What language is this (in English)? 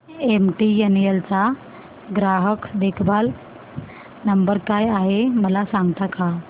Marathi